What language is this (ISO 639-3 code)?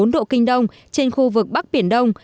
vie